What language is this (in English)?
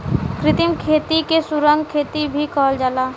Bhojpuri